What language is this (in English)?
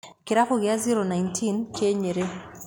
Kikuyu